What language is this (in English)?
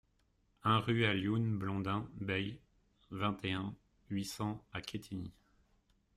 French